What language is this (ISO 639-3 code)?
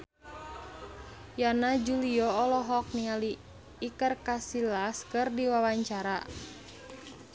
sun